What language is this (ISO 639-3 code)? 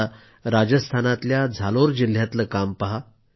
mar